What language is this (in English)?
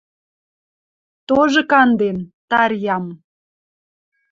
Western Mari